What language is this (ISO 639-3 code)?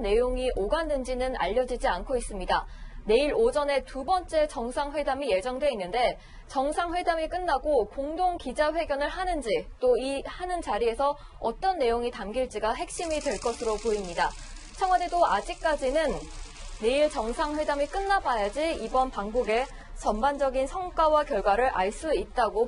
kor